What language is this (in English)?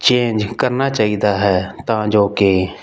Punjabi